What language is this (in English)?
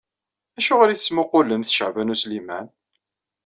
Kabyle